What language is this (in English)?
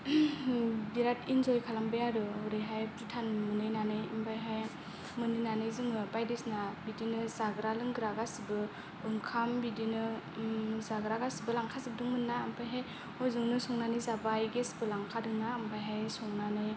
Bodo